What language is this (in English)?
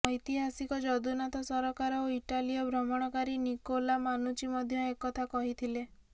Odia